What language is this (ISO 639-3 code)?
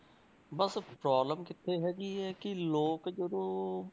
pan